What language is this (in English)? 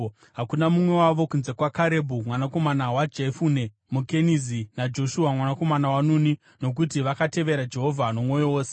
Shona